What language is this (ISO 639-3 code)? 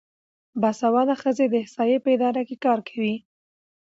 pus